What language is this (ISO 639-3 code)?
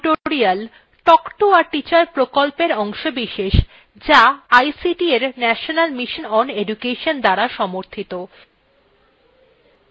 ben